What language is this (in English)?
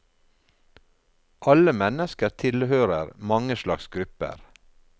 Norwegian